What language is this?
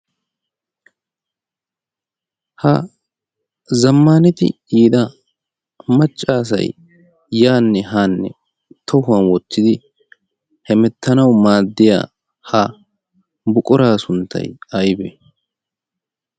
Wolaytta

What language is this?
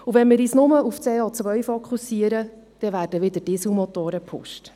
Swiss German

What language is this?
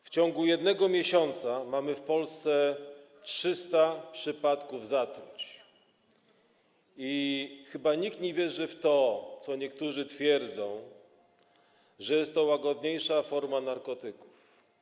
Polish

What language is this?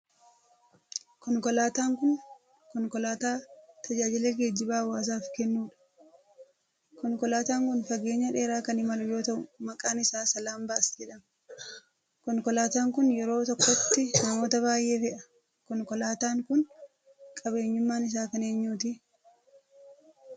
Oromo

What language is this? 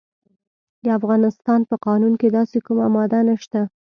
Pashto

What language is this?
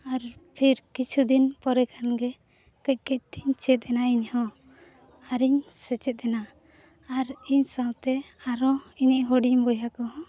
Santali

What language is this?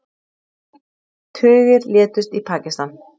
Icelandic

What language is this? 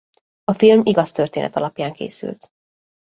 Hungarian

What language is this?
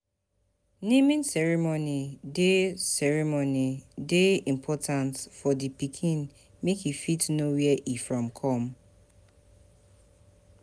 Nigerian Pidgin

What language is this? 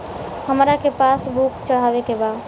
Bhojpuri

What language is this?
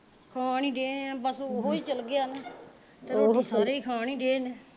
Punjabi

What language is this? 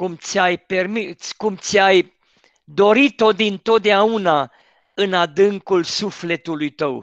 Romanian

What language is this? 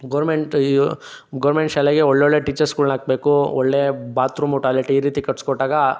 Kannada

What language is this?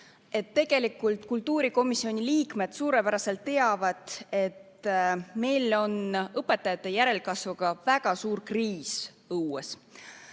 Estonian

